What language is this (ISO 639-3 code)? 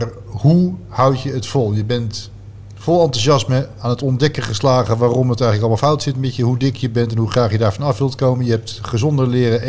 nld